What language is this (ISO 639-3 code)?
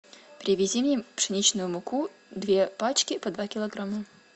rus